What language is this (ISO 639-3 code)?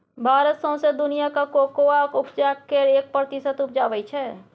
mai